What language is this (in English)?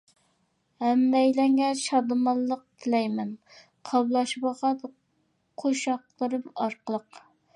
Uyghur